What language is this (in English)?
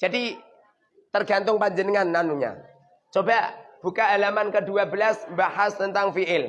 Indonesian